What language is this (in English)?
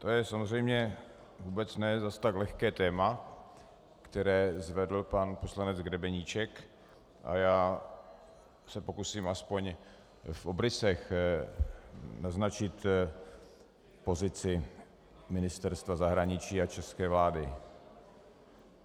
Czech